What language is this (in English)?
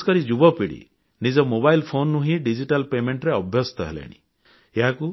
Odia